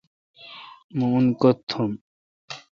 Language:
Kalkoti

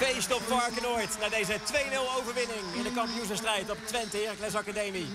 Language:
Dutch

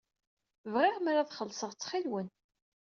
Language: Kabyle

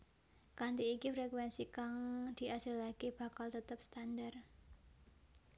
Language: Javanese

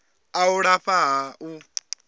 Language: Venda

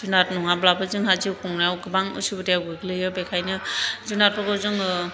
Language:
Bodo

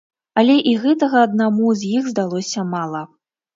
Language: Belarusian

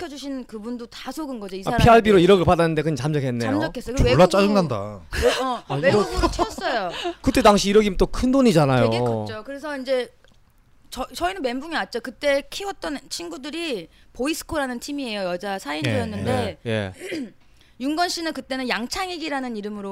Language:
Korean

